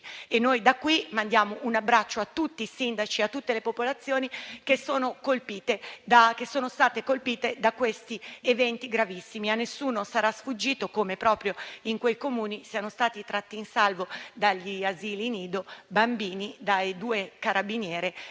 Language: Italian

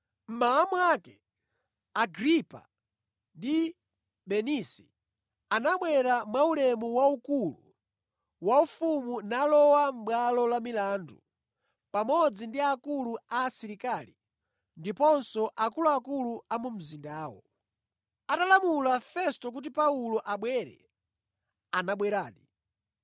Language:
Nyanja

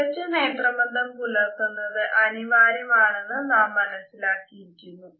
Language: Malayalam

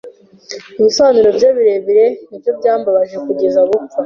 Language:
Kinyarwanda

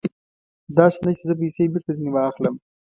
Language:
Pashto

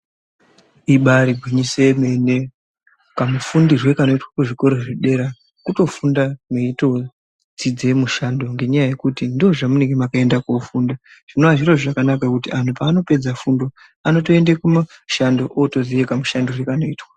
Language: Ndau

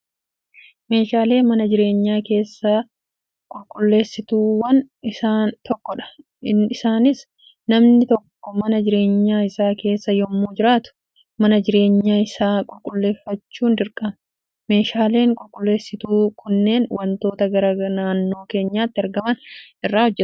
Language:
Oromo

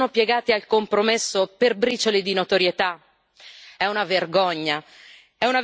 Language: Italian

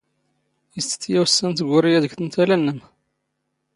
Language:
Standard Moroccan Tamazight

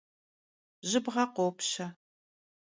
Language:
Kabardian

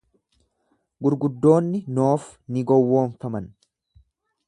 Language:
Oromo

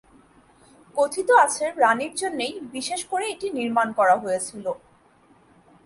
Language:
Bangla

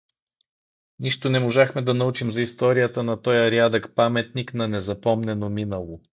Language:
Bulgarian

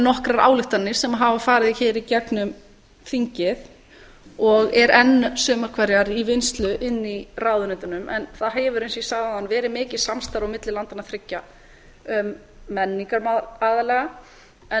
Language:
Icelandic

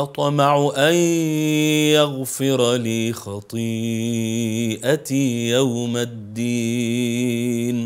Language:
Arabic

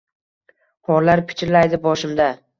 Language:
Uzbek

